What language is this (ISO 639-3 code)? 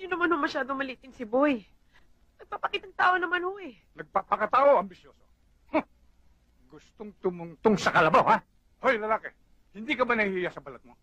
fil